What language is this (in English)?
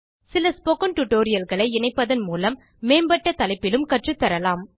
Tamil